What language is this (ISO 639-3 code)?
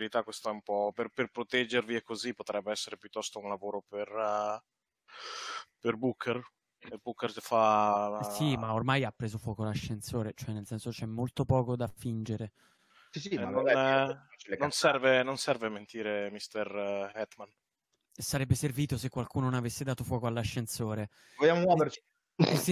ita